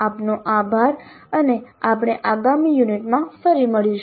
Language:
Gujarati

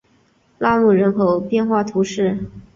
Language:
Chinese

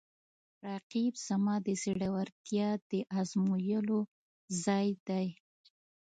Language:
Pashto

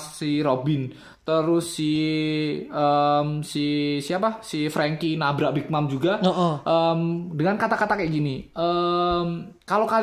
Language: Indonesian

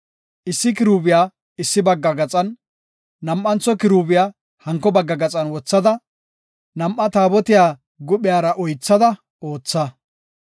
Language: Gofa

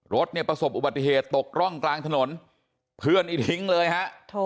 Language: Thai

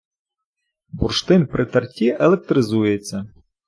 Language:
Ukrainian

